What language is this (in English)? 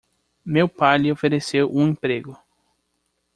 Portuguese